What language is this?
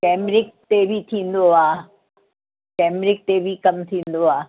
Sindhi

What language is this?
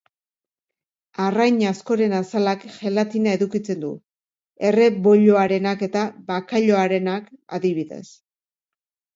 Basque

